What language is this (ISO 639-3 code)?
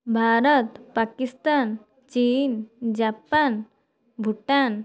ori